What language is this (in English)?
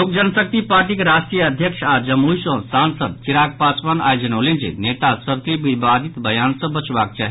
Maithili